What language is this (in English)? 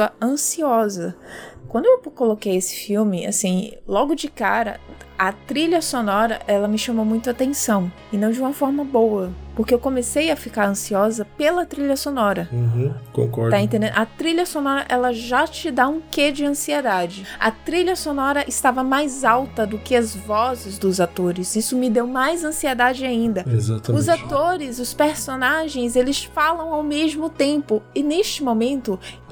Portuguese